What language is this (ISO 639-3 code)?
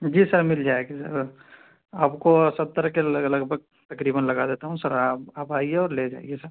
urd